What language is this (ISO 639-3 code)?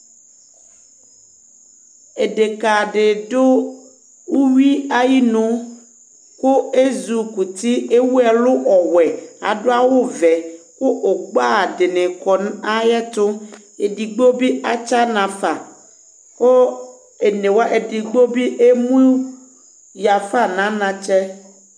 kpo